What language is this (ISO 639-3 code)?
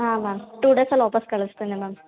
kan